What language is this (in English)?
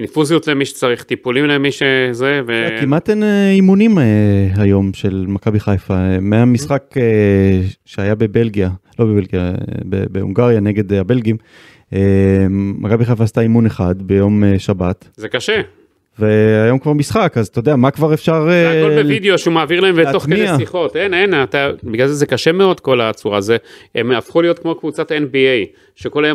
Hebrew